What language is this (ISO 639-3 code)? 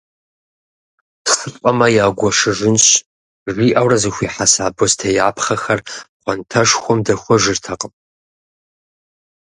kbd